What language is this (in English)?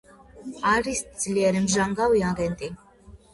Georgian